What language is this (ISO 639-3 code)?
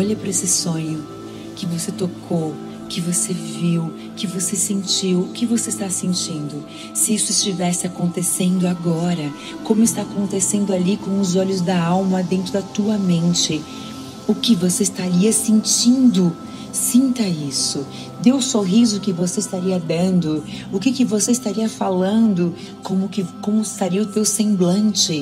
por